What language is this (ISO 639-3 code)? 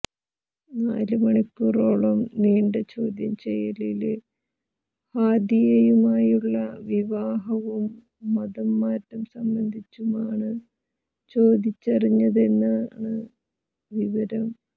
mal